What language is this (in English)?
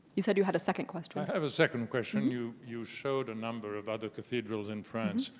English